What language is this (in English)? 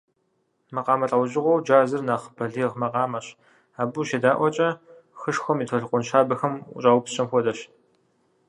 Kabardian